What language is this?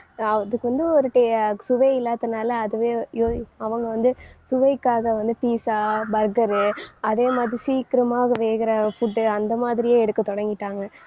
Tamil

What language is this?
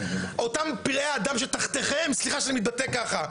Hebrew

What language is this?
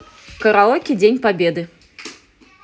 Russian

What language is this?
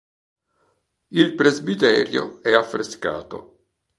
Italian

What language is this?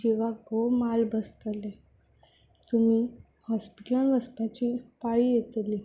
Konkani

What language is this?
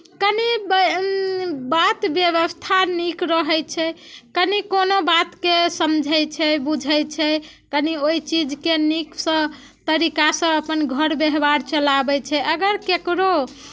Maithili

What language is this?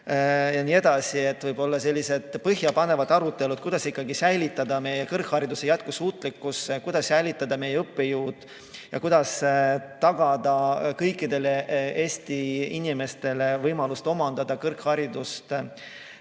Estonian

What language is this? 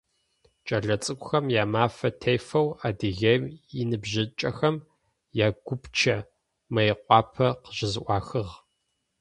Adyghe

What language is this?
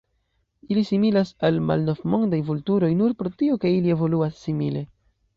Esperanto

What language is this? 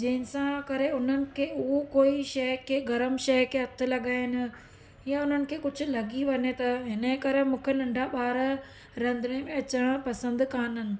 Sindhi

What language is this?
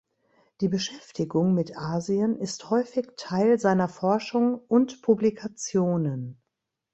German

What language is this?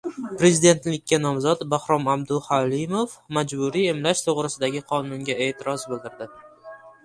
Uzbek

